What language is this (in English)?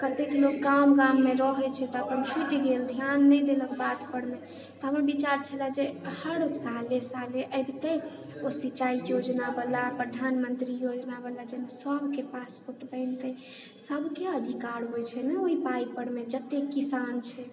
Maithili